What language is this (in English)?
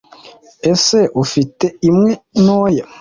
Kinyarwanda